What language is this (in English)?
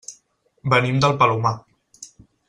Catalan